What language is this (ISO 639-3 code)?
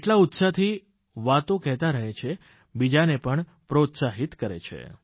guj